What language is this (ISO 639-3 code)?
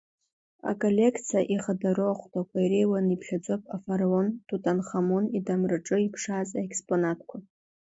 abk